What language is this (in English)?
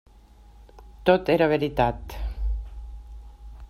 Catalan